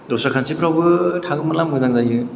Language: Bodo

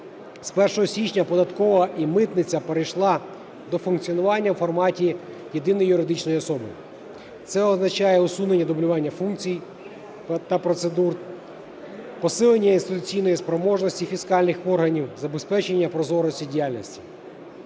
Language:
Ukrainian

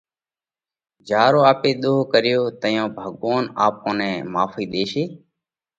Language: Parkari Koli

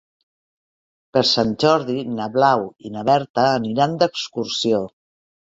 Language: Catalan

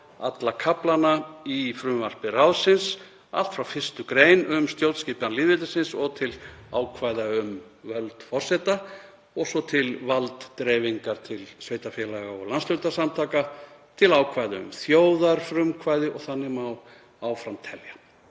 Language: Icelandic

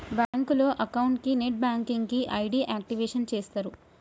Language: Telugu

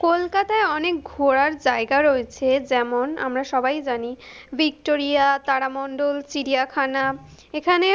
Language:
Bangla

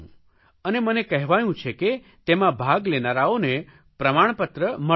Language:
Gujarati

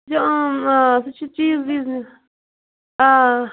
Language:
Kashmiri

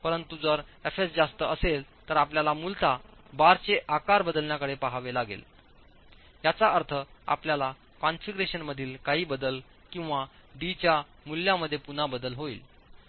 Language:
Marathi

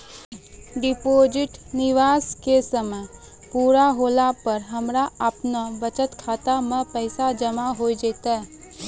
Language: Maithili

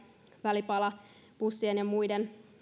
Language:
Finnish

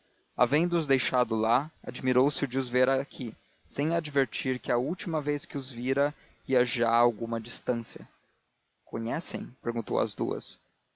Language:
Portuguese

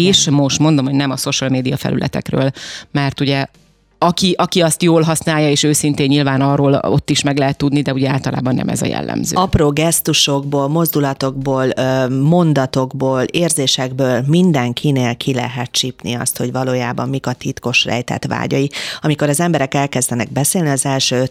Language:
Hungarian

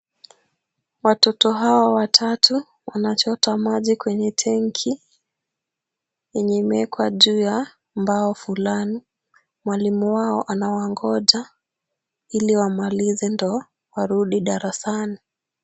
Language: Swahili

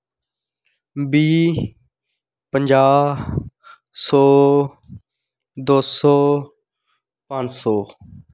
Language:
Dogri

